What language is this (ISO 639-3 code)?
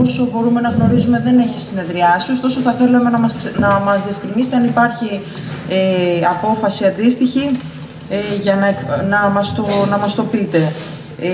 ell